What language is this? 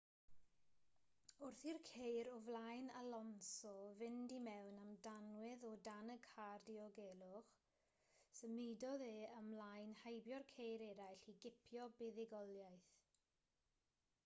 Welsh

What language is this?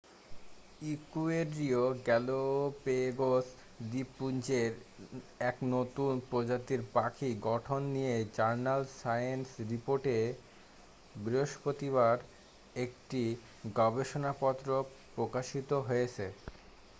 Bangla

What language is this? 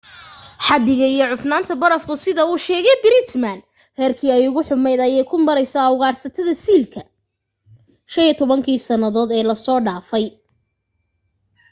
Somali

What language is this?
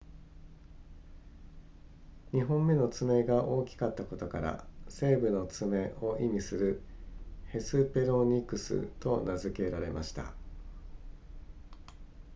Japanese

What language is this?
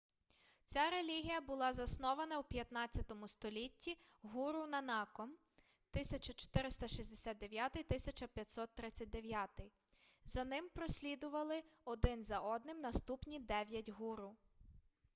Ukrainian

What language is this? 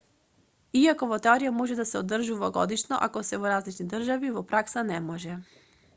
Macedonian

